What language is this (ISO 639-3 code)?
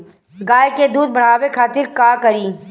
bho